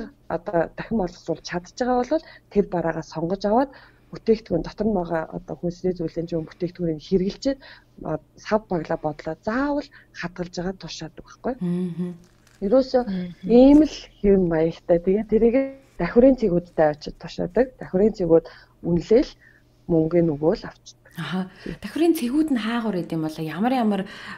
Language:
Russian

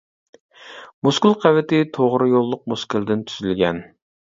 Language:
Uyghur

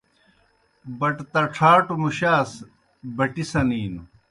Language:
Kohistani Shina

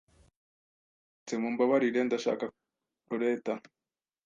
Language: Kinyarwanda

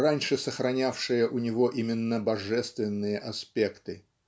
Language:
Russian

